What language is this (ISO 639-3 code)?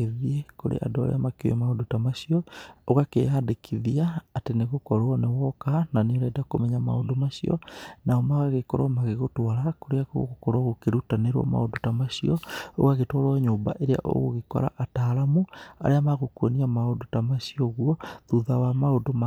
kik